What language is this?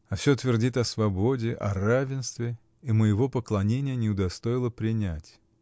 Russian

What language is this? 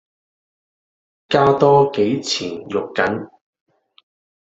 Cantonese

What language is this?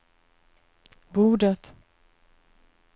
Swedish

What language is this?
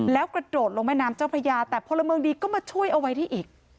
Thai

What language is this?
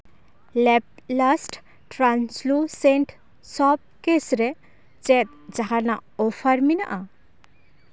Santali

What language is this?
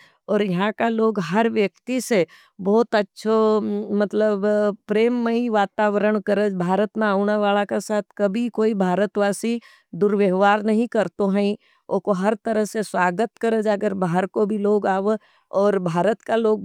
Nimadi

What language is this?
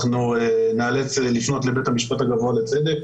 Hebrew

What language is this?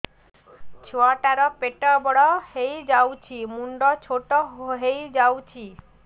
Odia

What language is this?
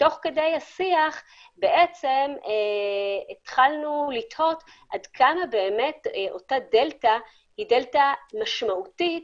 Hebrew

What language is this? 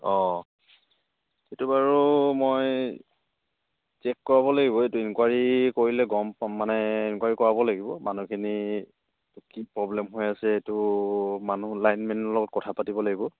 Assamese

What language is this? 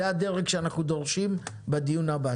Hebrew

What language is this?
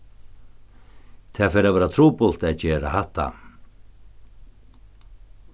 Faroese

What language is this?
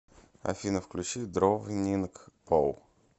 Russian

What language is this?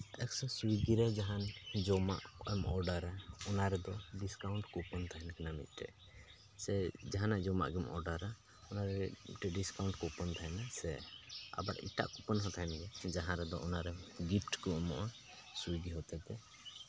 Santali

